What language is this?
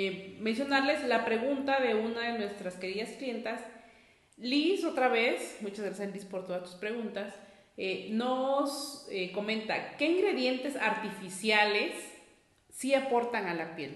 Spanish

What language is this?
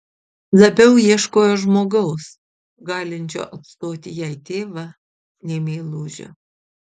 Lithuanian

